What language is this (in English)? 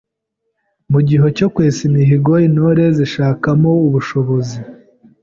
Kinyarwanda